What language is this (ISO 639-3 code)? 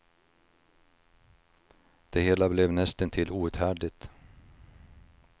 swe